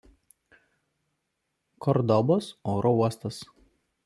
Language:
Lithuanian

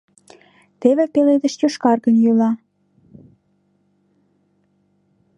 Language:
Mari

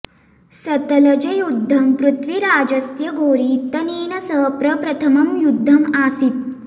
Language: Sanskrit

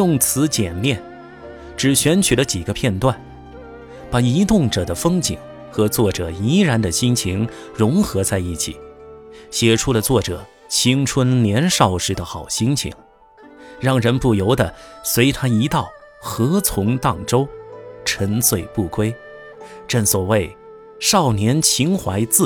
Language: Chinese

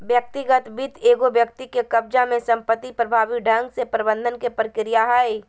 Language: Magahi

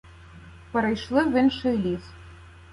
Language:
Ukrainian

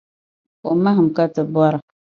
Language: Dagbani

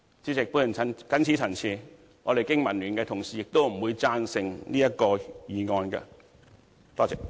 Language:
Cantonese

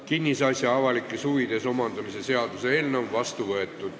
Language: Estonian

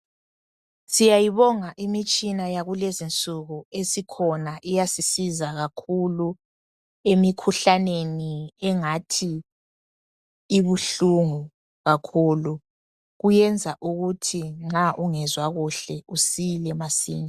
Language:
North Ndebele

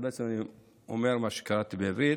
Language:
Hebrew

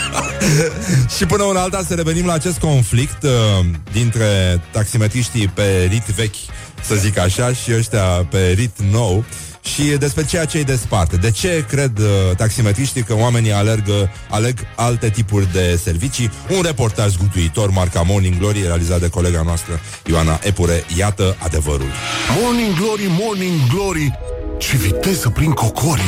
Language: Romanian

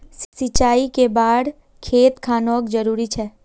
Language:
Magahi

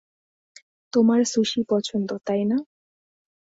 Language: Bangla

